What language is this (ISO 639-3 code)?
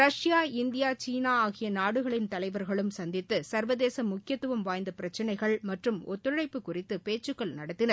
tam